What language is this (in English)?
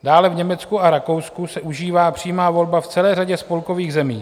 Czech